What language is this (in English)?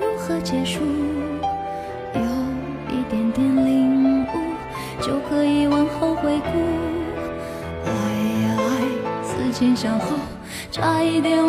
Chinese